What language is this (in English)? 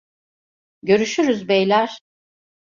Turkish